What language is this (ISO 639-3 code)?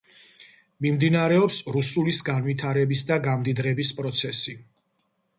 kat